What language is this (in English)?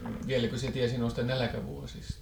Finnish